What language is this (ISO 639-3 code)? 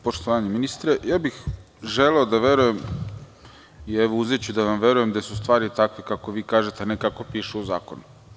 srp